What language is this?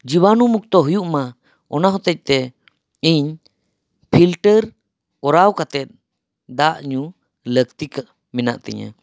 Santali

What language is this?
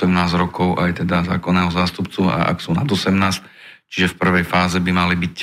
Slovak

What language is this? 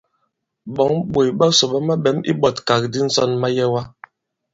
Bankon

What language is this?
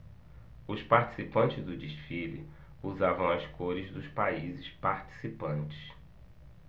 Portuguese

